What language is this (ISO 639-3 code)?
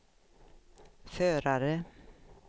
swe